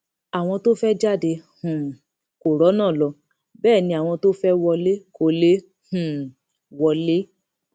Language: Yoruba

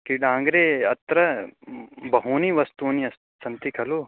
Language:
Sanskrit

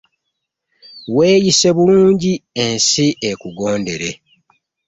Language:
Ganda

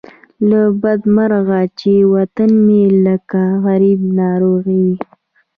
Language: Pashto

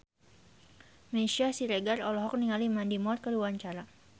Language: Sundanese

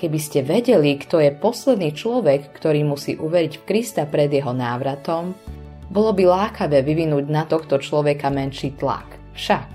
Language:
Slovak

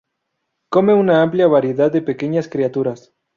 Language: Spanish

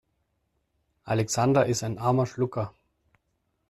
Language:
German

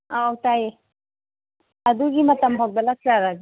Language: Manipuri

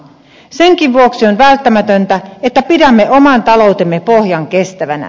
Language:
Finnish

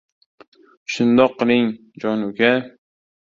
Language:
Uzbek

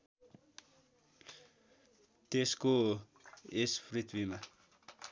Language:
Nepali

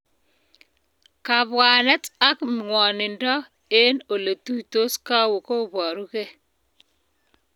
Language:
Kalenjin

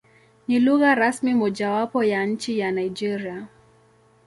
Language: Swahili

